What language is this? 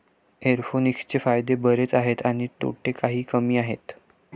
Marathi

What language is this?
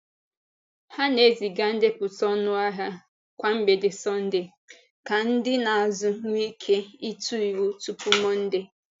Igbo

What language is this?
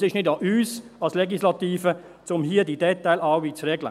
Swiss German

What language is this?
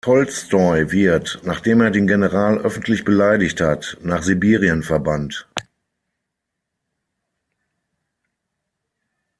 German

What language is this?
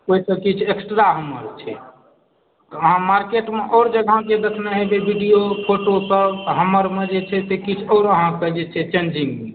Maithili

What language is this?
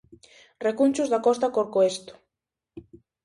Galician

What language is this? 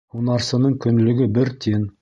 Bashkir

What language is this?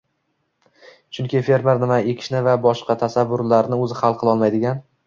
Uzbek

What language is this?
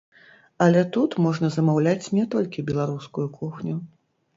Belarusian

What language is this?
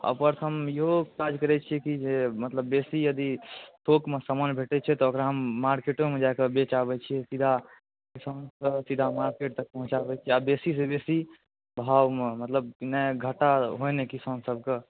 Maithili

